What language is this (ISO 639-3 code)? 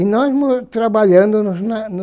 por